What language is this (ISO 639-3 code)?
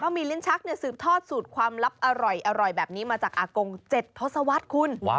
tha